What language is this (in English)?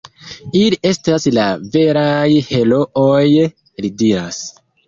Esperanto